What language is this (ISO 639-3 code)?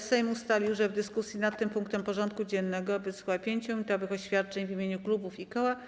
pol